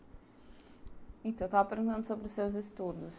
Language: Portuguese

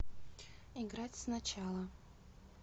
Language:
Russian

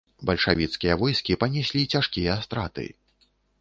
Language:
Belarusian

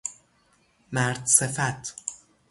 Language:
Persian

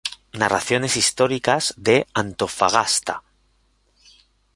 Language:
Spanish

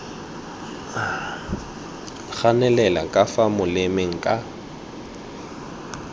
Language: Tswana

